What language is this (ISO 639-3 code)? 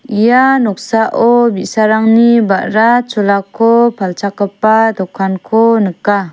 grt